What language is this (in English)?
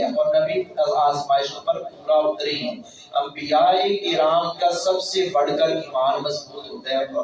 Urdu